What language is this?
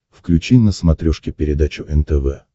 Russian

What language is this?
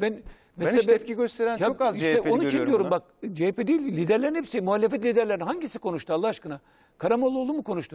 Turkish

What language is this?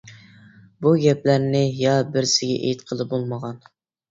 Uyghur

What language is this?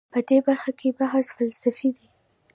Pashto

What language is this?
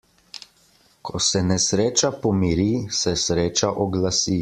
Slovenian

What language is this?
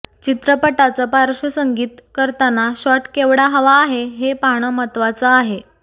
Marathi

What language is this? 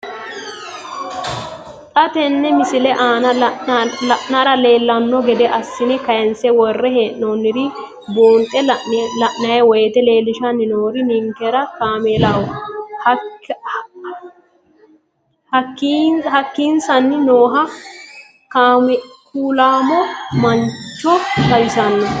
Sidamo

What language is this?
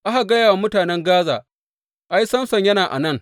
Hausa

